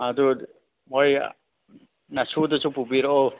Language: Manipuri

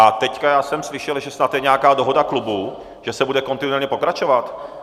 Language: Czech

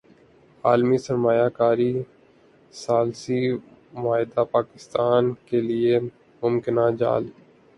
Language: Urdu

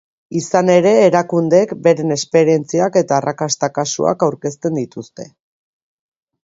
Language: Basque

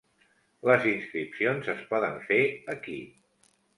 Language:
Catalan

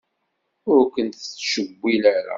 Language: Kabyle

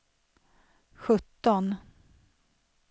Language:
Swedish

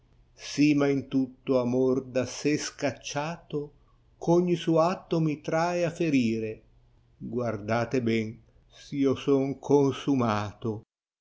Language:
Italian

